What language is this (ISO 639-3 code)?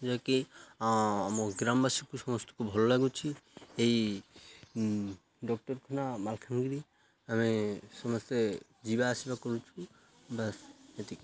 ori